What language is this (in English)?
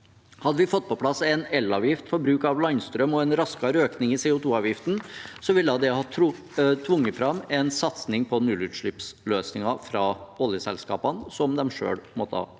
Norwegian